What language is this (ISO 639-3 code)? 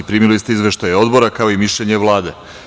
srp